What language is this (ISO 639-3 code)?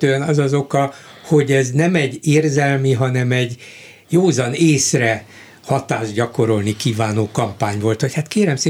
hun